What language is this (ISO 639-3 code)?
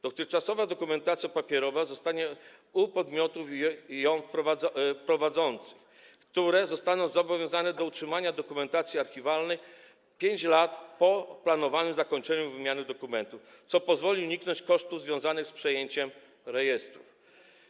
pol